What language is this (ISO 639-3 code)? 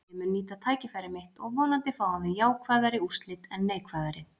isl